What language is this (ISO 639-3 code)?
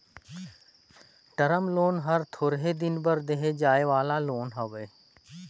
hne